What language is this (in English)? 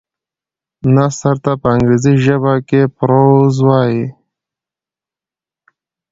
Pashto